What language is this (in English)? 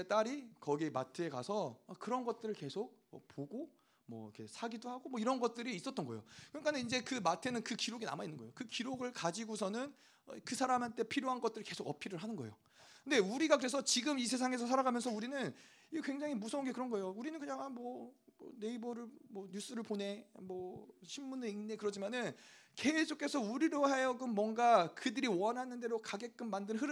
Korean